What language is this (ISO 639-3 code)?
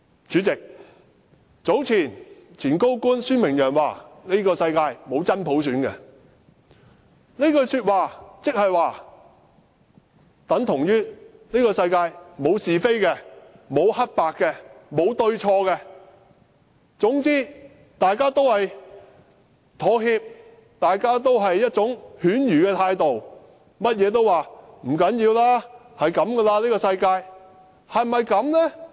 yue